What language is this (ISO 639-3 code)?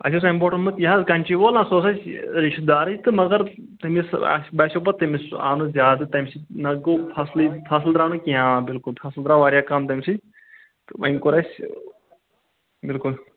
kas